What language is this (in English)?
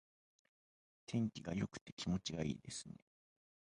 Japanese